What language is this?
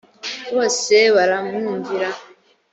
Kinyarwanda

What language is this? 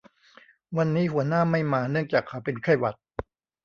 Thai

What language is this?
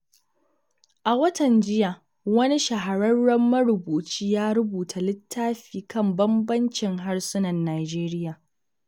Hausa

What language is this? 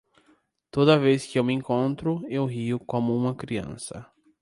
Portuguese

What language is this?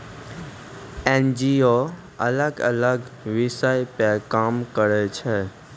Maithili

